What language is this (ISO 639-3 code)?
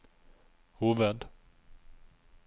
nor